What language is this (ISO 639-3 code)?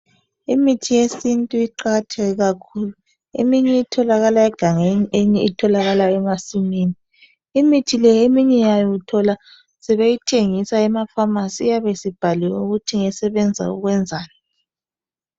nde